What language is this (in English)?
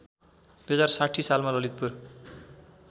Nepali